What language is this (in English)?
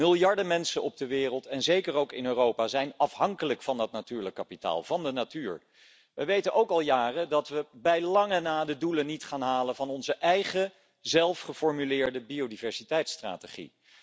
Dutch